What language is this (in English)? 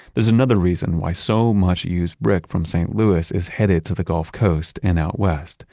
English